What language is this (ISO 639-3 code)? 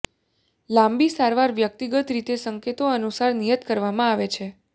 guj